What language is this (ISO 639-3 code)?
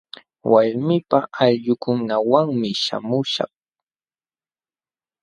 qxw